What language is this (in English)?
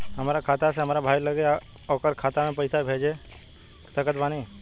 Bhojpuri